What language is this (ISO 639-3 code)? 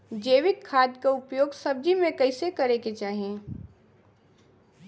bho